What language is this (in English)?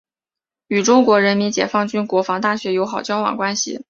Chinese